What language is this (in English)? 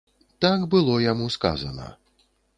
Belarusian